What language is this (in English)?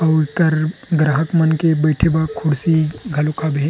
Chhattisgarhi